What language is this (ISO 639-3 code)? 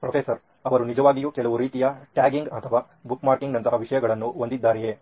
kan